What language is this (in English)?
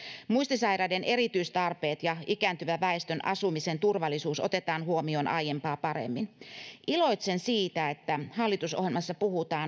Finnish